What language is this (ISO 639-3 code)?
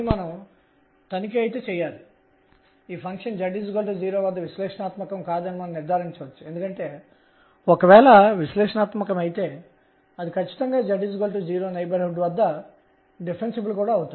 tel